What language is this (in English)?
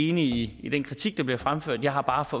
Danish